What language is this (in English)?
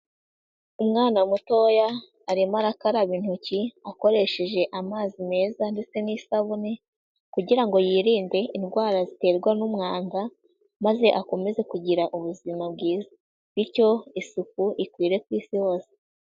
Kinyarwanda